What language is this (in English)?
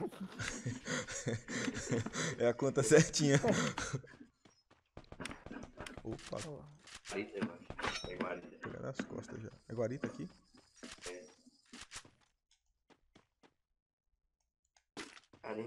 Portuguese